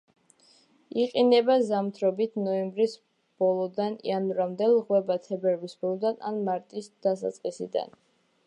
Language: Georgian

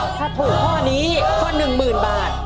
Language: Thai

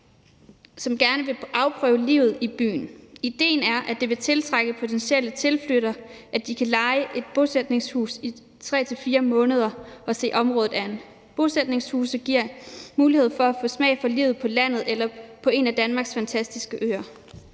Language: Danish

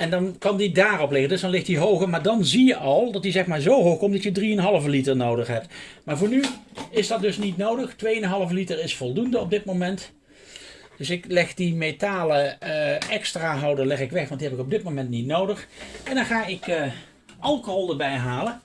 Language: Dutch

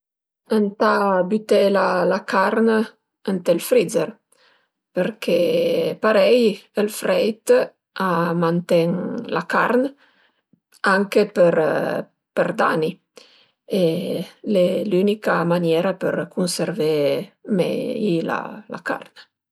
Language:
Piedmontese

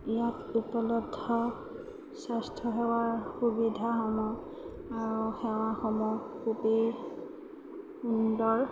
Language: Assamese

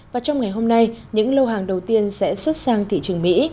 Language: Vietnamese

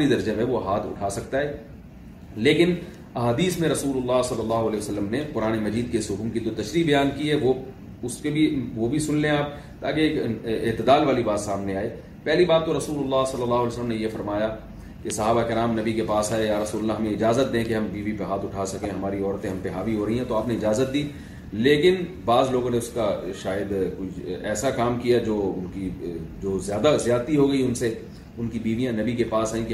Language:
Urdu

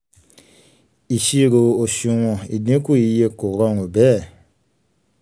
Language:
Yoruba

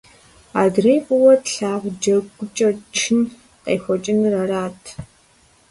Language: Kabardian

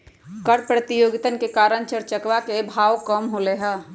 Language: Magahi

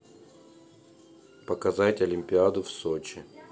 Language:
Russian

